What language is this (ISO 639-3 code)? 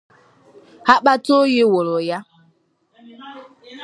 ibo